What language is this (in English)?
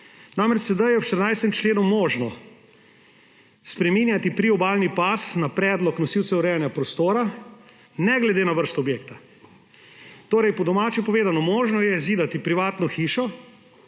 Slovenian